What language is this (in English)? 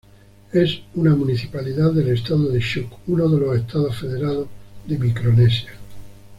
Spanish